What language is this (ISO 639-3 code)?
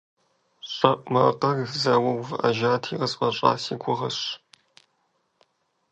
kbd